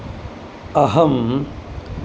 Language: Sanskrit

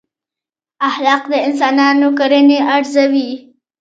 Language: Pashto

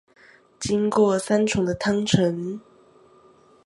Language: Chinese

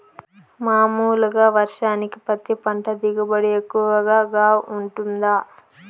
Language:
Telugu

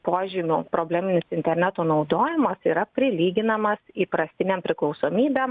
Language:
Lithuanian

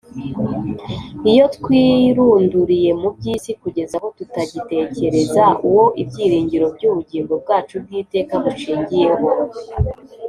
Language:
Kinyarwanda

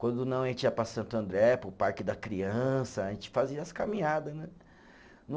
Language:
Portuguese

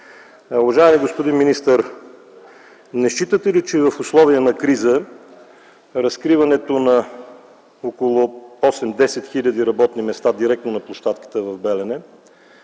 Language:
Bulgarian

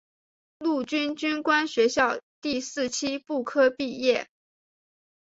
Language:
Chinese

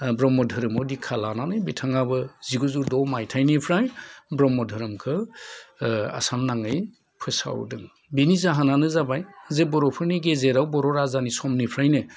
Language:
Bodo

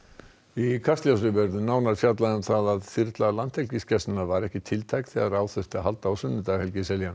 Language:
Icelandic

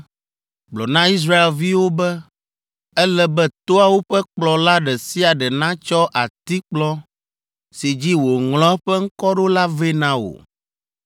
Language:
Ewe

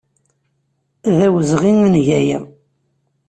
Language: Kabyle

